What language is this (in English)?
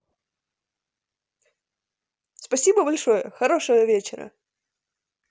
Russian